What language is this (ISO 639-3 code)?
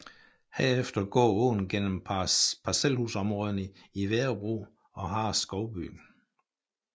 dan